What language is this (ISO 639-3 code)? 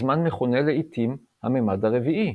heb